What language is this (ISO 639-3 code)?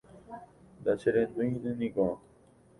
grn